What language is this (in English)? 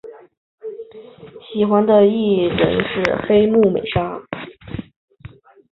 Chinese